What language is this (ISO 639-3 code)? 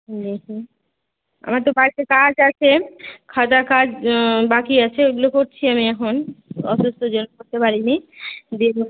ben